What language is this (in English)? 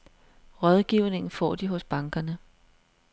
Danish